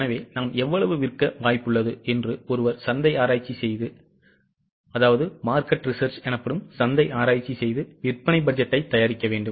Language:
Tamil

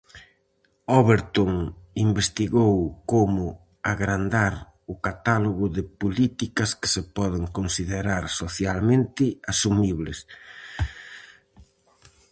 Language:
Galician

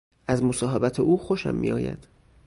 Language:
Persian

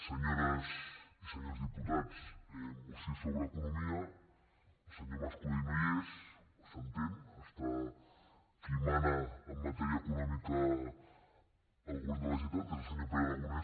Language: Catalan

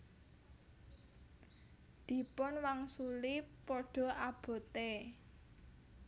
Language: Javanese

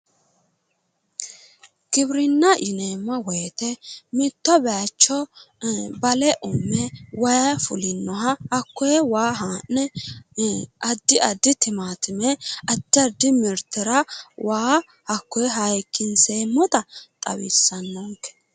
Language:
Sidamo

